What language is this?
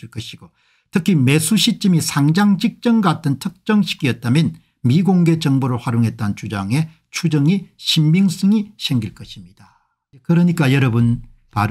Korean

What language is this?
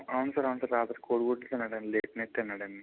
Telugu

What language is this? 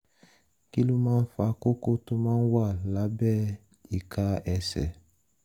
Yoruba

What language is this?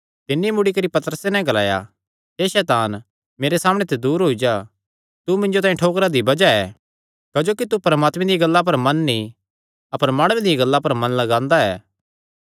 Kangri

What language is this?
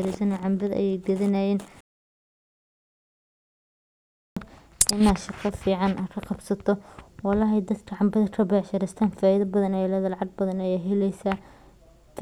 Somali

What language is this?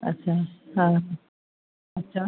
Sindhi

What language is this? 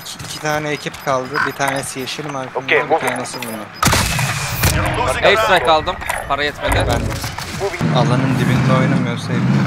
Turkish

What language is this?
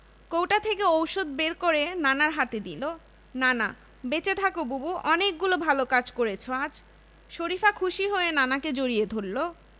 Bangla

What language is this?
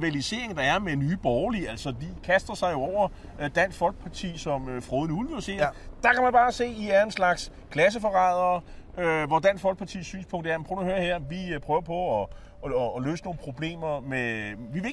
Danish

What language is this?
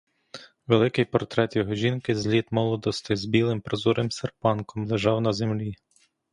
Ukrainian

